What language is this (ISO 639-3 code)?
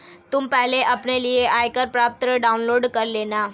hin